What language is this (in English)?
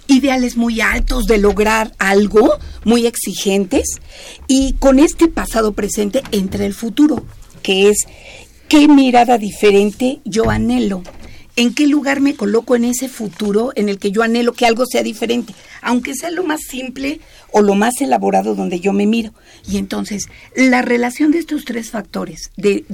Spanish